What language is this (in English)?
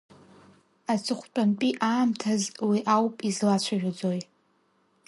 Abkhazian